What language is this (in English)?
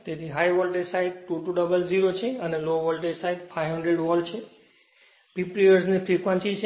Gujarati